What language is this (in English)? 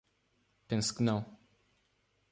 Portuguese